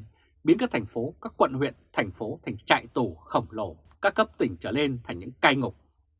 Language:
Vietnamese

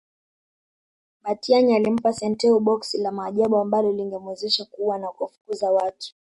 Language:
Swahili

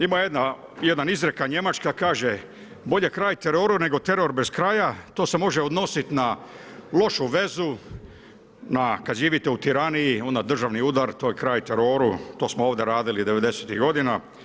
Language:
Croatian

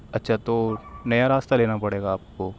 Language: Urdu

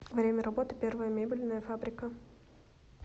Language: Russian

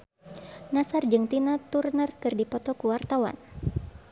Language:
Sundanese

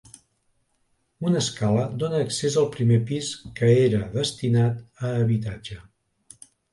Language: Catalan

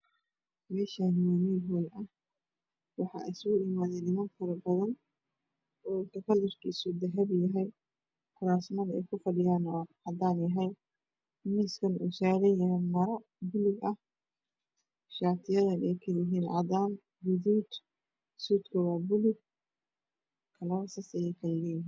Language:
Somali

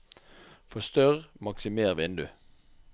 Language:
Norwegian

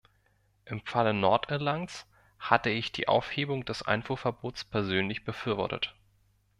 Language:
German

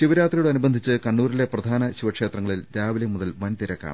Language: Malayalam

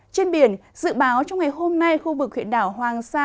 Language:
Vietnamese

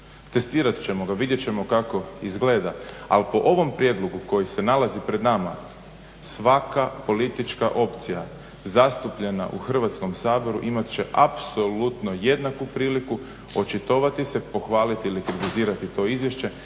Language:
Croatian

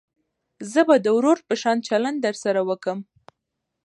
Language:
Pashto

